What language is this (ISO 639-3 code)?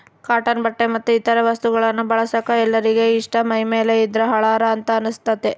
kan